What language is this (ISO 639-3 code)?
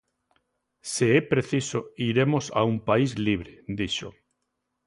glg